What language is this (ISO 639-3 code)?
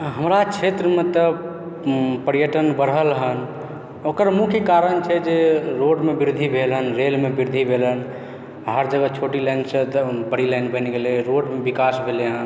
mai